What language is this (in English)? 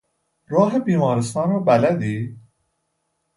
Persian